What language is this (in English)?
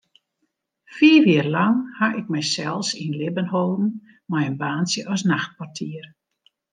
Western Frisian